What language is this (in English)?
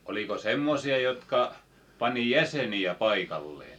Finnish